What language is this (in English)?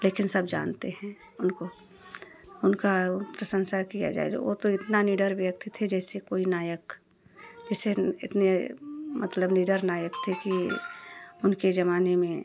Hindi